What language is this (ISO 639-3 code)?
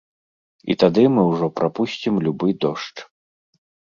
bel